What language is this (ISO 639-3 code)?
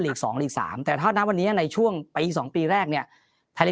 tha